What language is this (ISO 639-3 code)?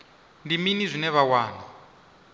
ven